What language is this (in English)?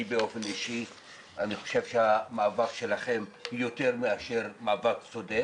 Hebrew